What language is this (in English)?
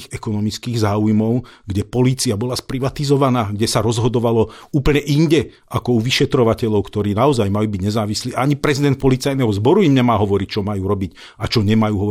Slovak